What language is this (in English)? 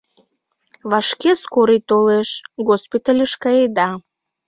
Mari